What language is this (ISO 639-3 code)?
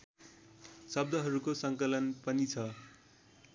nep